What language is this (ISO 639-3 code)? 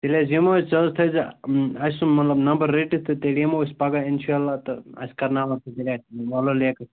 kas